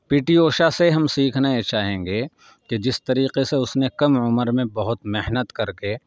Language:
Urdu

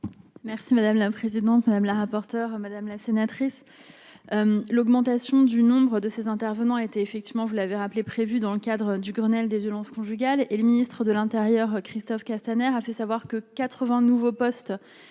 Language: French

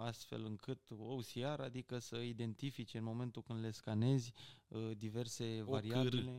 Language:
Romanian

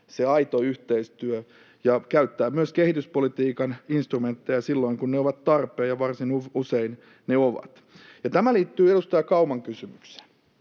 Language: Finnish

